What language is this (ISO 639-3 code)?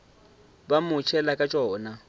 nso